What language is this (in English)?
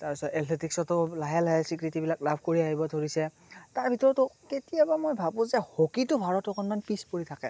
Assamese